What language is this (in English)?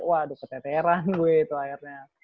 Indonesian